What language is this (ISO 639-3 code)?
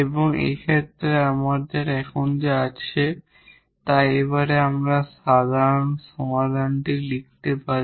ben